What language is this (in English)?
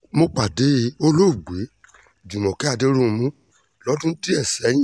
Yoruba